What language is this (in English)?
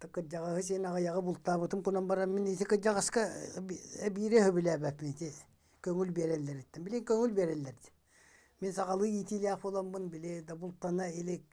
Turkish